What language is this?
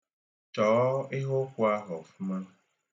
Igbo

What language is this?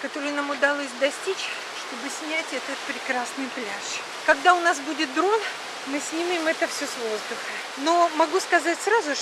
Russian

